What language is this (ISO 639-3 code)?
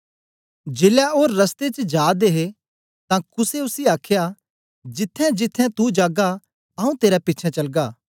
doi